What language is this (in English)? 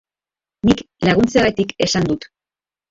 Basque